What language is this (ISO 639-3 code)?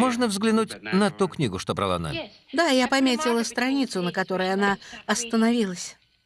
rus